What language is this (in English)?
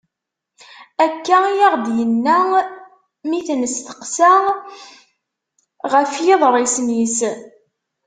Kabyle